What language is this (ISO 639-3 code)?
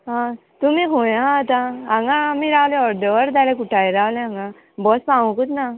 kok